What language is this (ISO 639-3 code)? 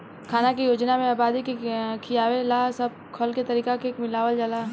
bho